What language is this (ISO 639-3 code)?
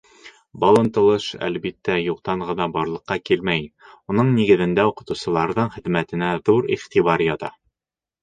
bak